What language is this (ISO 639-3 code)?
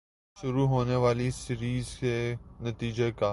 urd